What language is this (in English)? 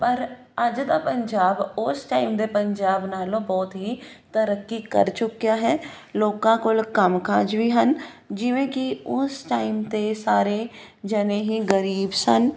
Punjabi